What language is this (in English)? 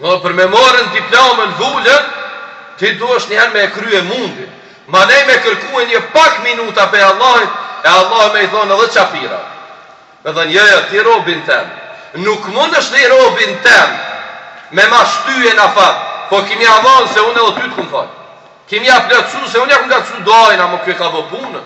Romanian